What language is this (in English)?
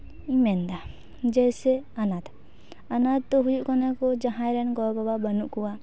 Santali